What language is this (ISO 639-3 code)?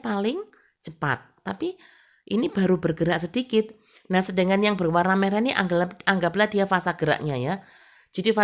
ind